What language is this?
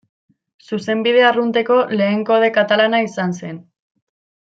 Basque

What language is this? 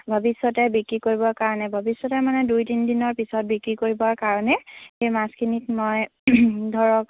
Assamese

